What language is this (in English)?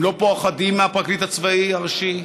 Hebrew